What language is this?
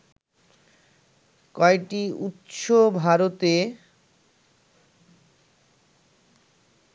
Bangla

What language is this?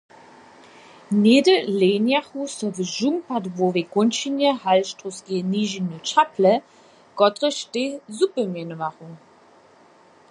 Upper Sorbian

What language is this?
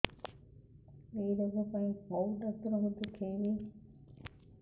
Odia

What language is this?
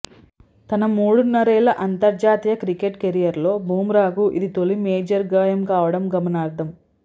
Telugu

